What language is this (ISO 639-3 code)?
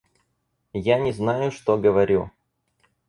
rus